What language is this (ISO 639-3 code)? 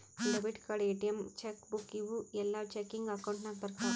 kan